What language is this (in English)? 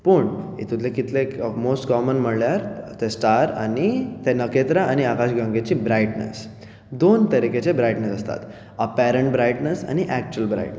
Konkani